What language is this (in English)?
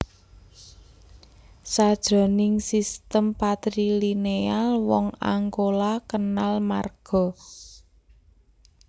Javanese